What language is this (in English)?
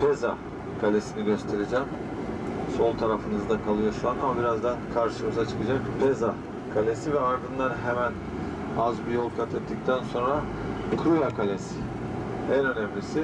Turkish